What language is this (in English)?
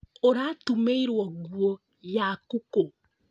Kikuyu